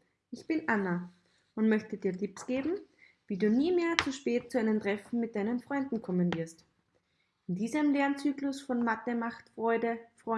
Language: German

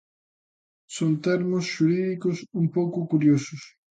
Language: Galician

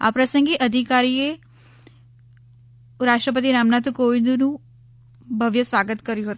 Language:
Gujarati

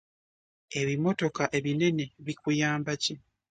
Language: Ganda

